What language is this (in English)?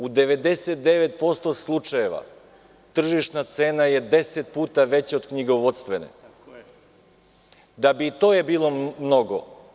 Serbian